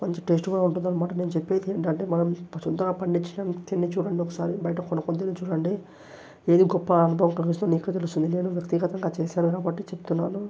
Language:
Telugu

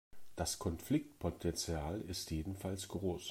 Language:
German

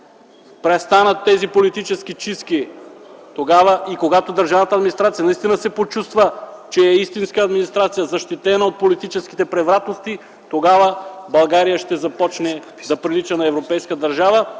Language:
Bulgarian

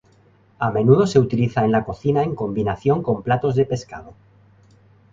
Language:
Spanish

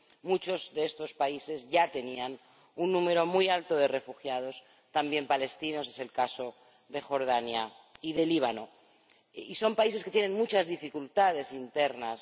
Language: Spanish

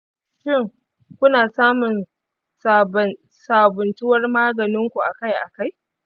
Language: Hausa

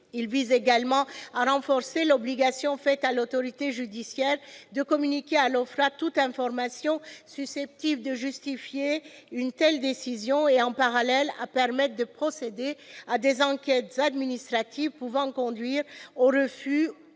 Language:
French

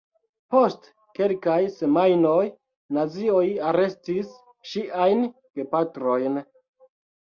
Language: Esperanto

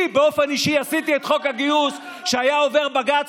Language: Hebrew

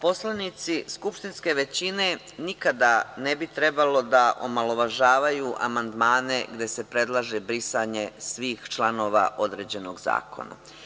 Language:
Serbian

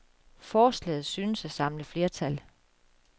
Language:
Danish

